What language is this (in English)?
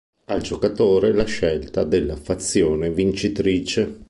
Italian